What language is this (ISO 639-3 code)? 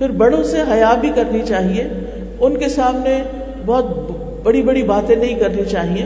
urd